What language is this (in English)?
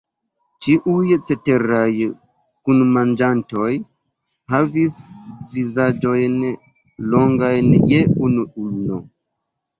Esperanto